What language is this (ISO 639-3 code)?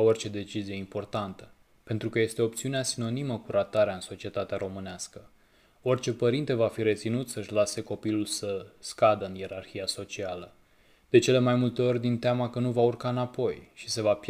ron